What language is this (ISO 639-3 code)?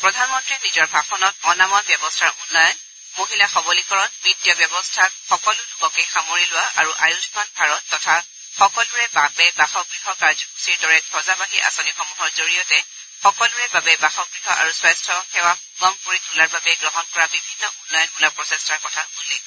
asm